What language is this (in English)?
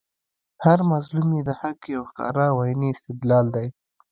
Pashto